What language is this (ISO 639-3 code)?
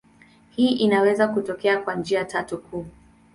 swa